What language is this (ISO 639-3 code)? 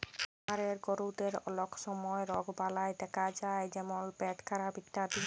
ben